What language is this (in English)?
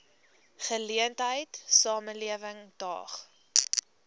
Afrikaans